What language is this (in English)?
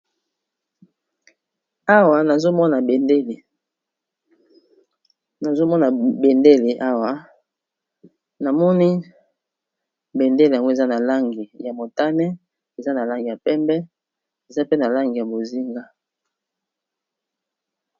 Lingala